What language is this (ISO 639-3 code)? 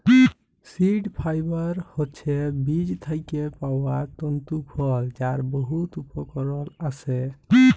ben